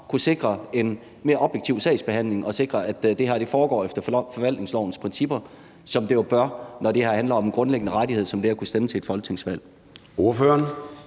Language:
Danish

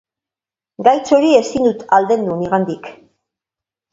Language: Basque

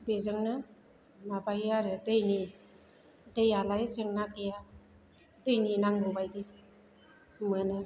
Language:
Bodo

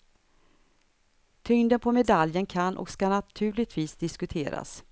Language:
Swedish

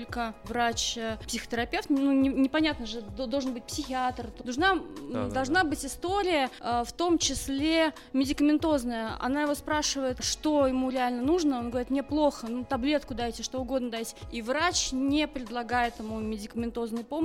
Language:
Russian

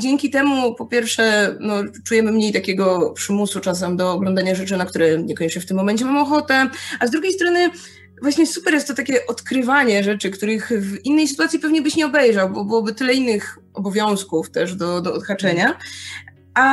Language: Polish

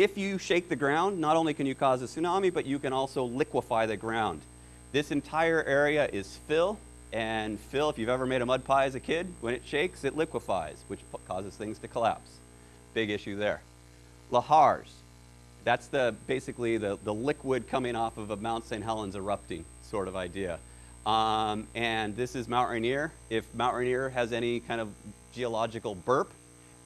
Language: English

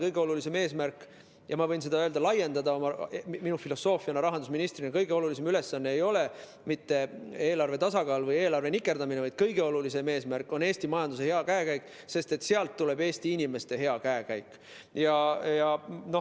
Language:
Estonian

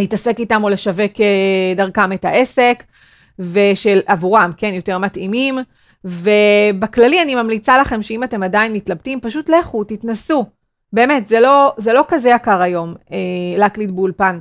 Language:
Hebrew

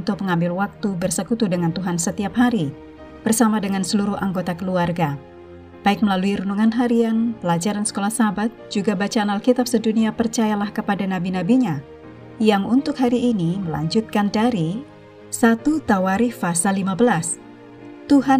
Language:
Indonesian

